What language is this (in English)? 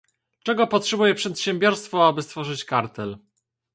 Polish